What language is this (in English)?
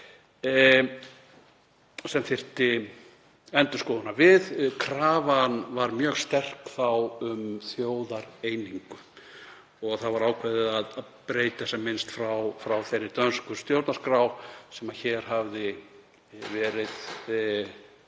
Icelandic